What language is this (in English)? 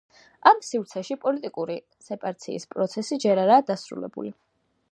Georgian